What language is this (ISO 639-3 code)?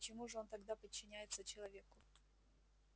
rus